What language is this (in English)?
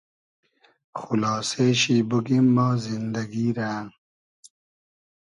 Hazaragi